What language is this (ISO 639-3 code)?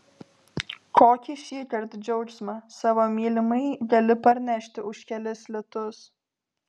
lit